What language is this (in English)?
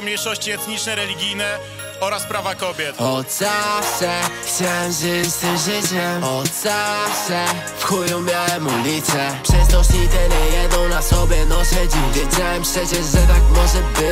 Polish